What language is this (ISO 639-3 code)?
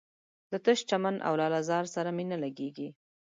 pus